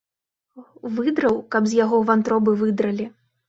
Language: Belarusian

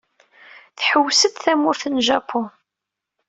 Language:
Kabyle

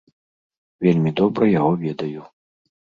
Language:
Belarusian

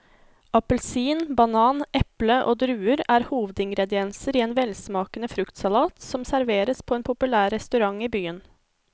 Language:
Norwegian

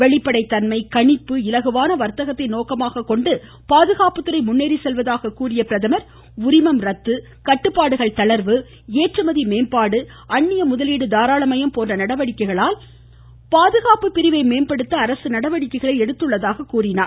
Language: Tamil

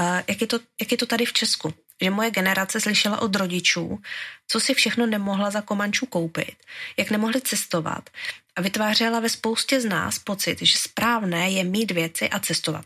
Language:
Czech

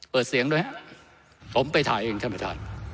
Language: Thai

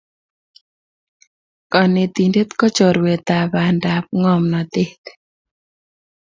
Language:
Kalenjin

